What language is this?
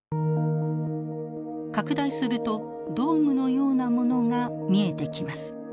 Japanese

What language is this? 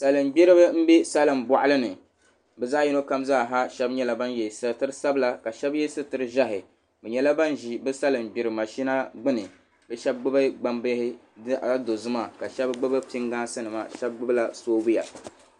Dagbani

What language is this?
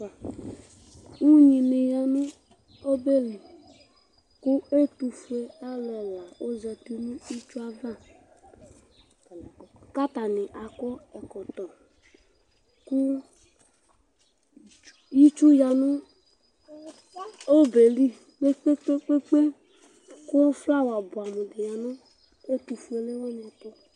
Ikposo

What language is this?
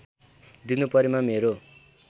Nepali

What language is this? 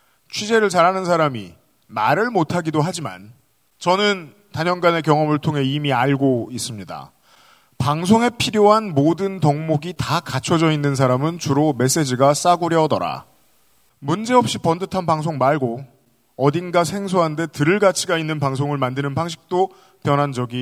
Korean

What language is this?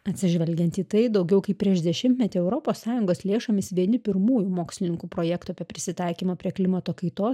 Lithuanian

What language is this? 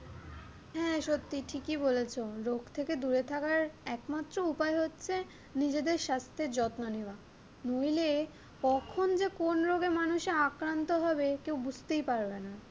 Bangla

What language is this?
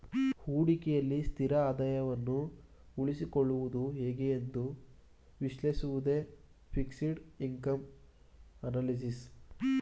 Kannada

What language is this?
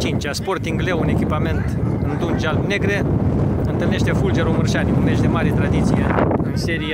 Romanian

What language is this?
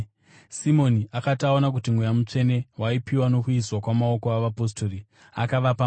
Shona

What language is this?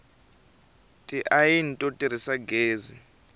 Tsonga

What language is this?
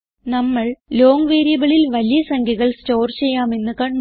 Malayalam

